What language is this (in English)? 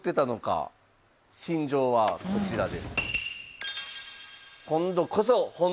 Japanese